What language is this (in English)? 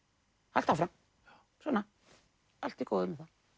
Icelandic